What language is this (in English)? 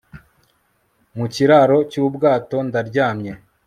Kinyarwanda